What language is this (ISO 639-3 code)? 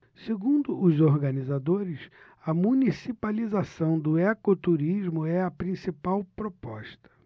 por